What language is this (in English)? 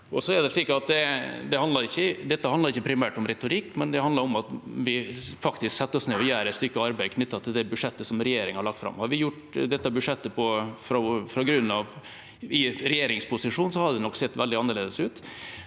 Norwegian